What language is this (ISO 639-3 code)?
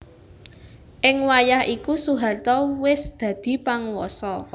jav